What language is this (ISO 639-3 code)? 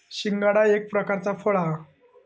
mar